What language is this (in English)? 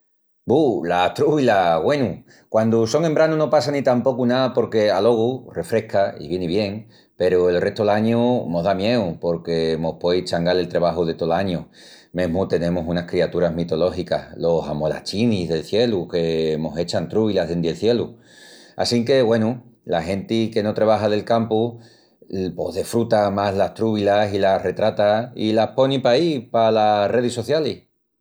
Extremaduran